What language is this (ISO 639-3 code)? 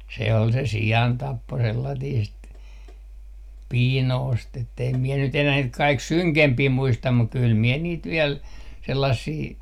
fin